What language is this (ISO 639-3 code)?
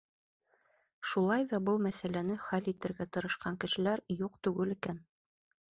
bak